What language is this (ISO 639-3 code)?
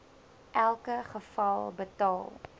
afr